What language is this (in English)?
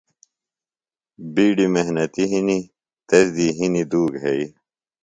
Phalura